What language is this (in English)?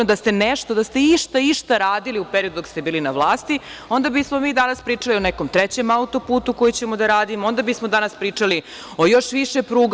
Serbian